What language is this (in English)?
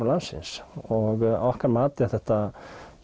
Icelandic